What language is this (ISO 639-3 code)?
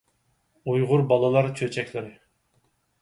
uig